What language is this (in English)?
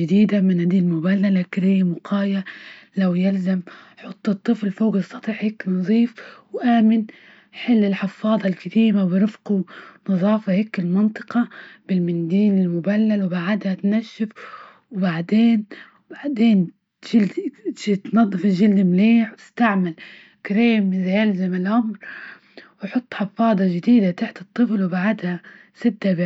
Libyan Arabic